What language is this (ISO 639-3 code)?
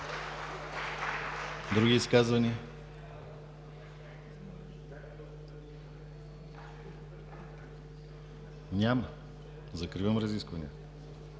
bul